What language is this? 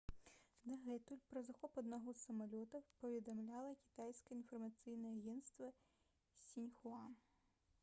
Belarusian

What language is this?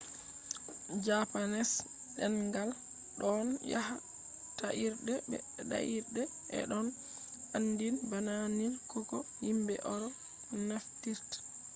Fula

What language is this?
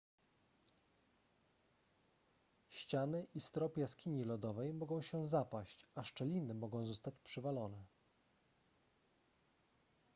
Polish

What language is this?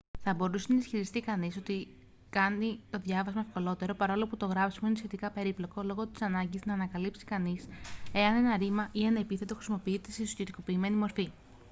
Greek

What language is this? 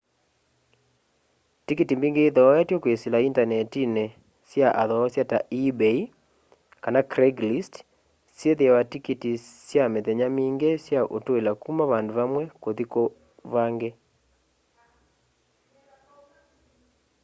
Kamba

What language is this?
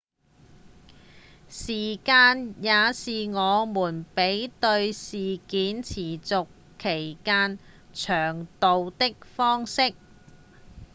Cantonese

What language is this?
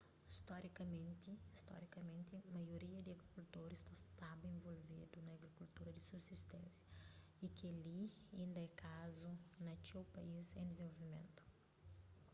Kabuverdianu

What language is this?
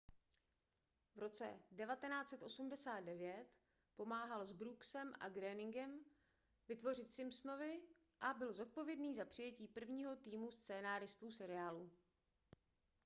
Czech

